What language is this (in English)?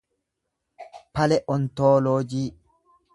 Oromo